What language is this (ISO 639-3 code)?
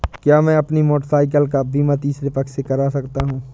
hin